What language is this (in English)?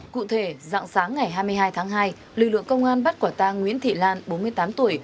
Vietnamese